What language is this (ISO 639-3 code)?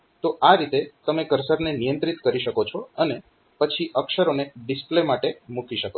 guj